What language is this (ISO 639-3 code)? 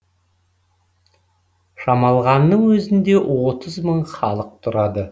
kaz